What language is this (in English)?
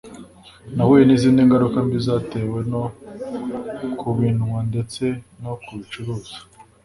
Kinyarwanda